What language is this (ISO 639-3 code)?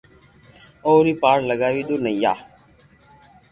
lrk